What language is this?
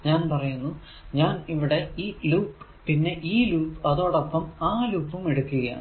Malayalam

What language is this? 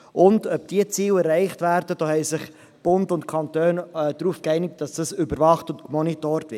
Swiss German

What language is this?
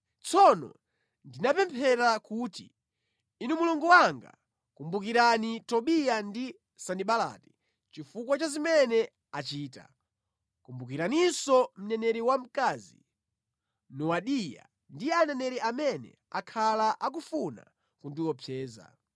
Nyanja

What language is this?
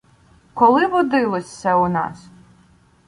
Ukrainian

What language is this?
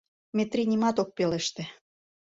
Mari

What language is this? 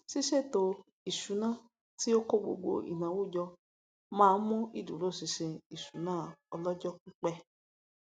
Yoruba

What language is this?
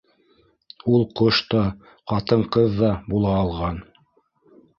Bashkir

